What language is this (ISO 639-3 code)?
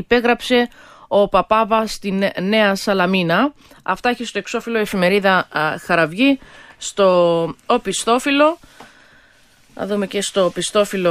ell